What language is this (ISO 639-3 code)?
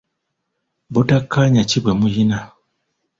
lug